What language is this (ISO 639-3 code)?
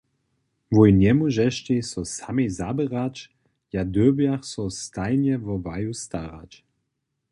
hsb